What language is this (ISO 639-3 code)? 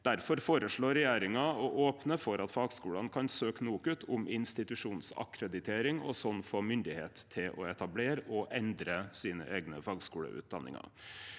nor